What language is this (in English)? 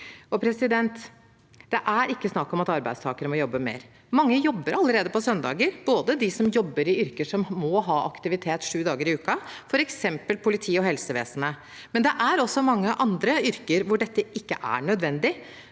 Norwegian